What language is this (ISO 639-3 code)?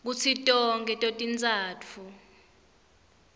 ssw